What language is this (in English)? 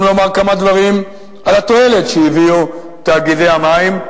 Hebrew